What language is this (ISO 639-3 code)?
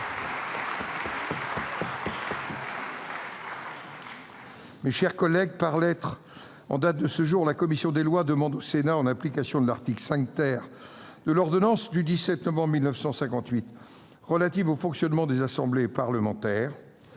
fra